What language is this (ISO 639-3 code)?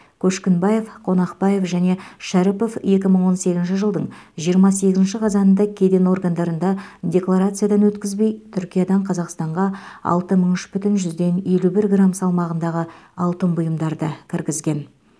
kaz